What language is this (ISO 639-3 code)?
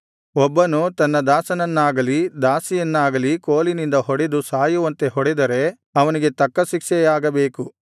kan